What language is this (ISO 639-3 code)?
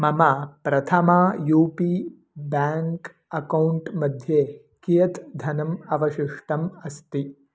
san